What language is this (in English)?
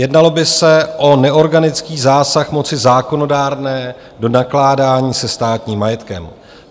Czech